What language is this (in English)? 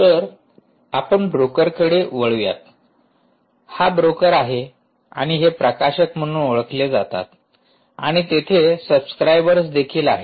Marathi